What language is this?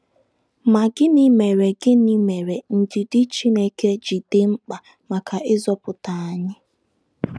Igbo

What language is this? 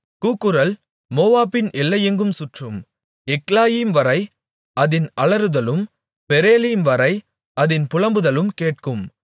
Tamil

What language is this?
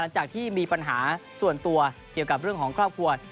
Thai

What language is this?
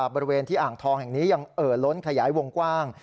Thai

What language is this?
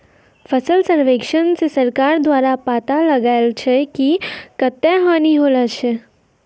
Maithili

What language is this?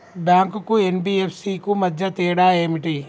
Telugu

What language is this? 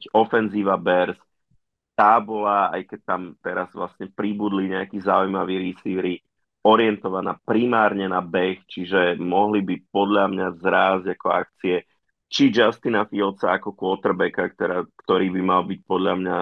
Slovak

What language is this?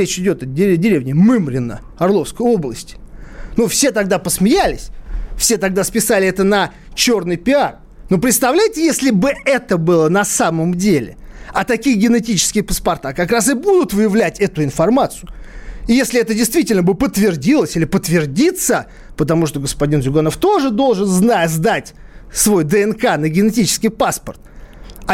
Russian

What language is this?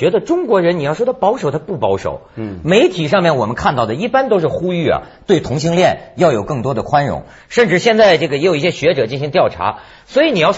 Chinese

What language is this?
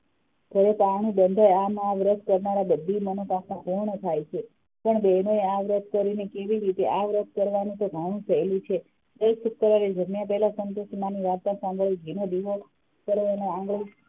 Gujarati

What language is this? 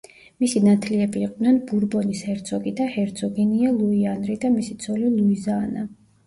Georgian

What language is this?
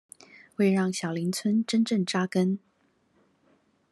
Chinese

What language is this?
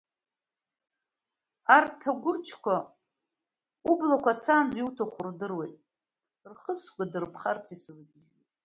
Abkhazian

